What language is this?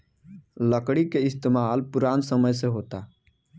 Bhojpuri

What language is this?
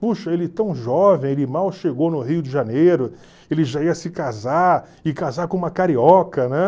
Portuguese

